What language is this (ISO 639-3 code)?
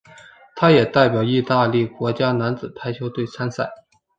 zho